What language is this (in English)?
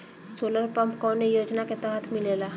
Bhojpuri